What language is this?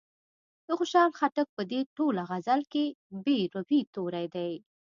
Pashto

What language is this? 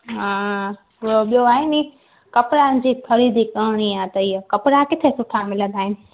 Sindhi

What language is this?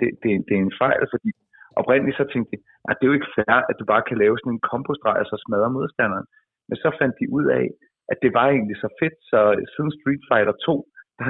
Danish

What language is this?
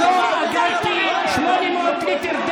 Hebrew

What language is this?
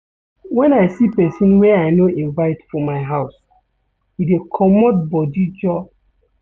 Nigerian Pidgin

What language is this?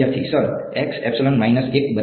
Gujarati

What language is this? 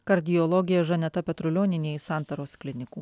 Lithuanian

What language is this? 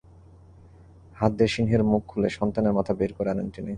Bangla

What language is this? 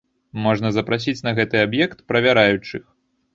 Belarusian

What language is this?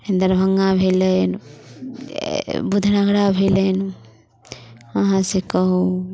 Maithili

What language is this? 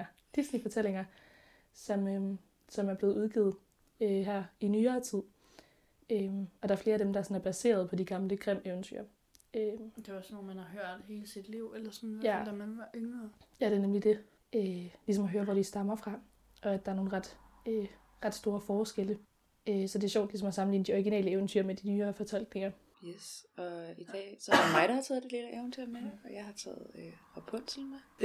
Danish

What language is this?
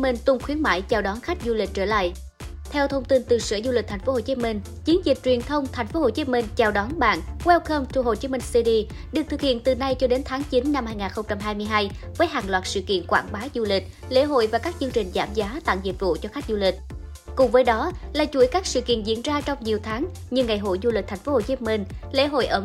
Vietnamese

